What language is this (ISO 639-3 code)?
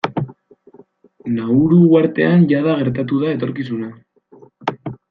eus